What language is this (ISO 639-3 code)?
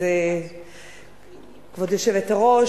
heb